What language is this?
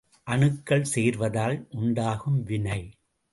Tamil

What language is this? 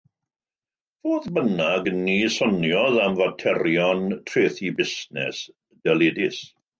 Welsh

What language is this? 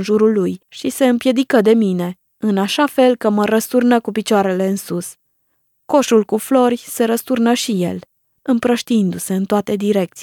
Romanian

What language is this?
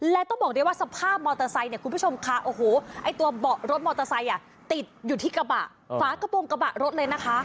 Thai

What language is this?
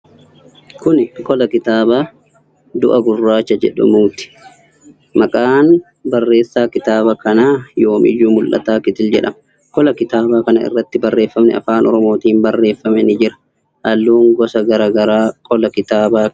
Oromo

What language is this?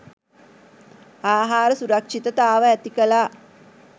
Sinhala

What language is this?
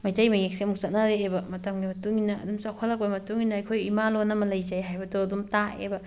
Manipuri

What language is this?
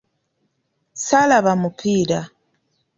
Ganda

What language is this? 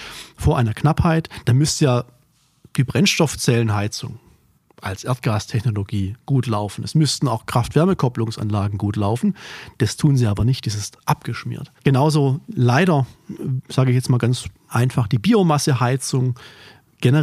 German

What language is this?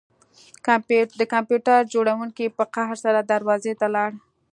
Pashto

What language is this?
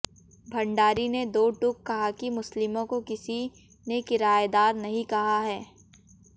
Hindi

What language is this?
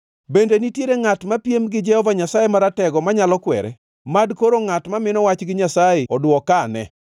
Luo (Kenya and Tanzania)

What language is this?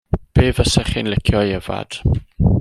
Welsh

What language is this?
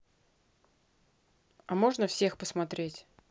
Russian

